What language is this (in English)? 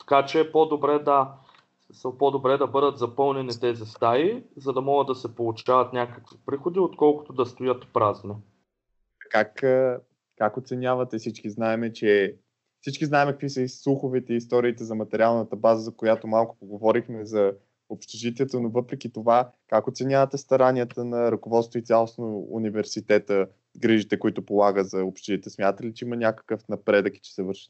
Bulgarian